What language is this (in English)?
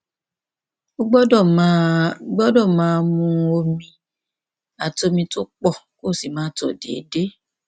Yoruba